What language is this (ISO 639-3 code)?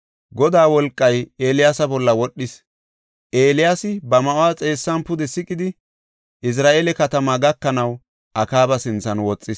gof